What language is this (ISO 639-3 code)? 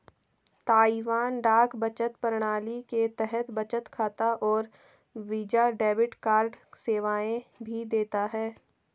hin